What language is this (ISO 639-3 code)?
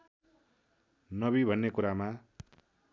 nep